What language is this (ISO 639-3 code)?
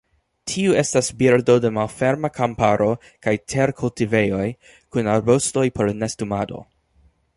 epo